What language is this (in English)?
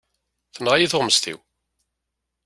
Kabyle